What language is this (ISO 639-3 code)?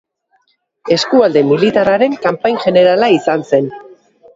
eus